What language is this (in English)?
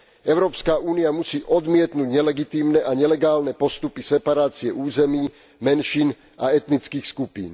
Slovak